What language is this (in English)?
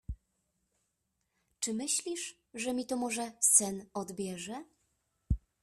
Polish